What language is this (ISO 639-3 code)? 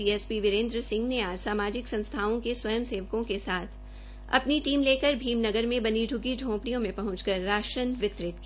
hin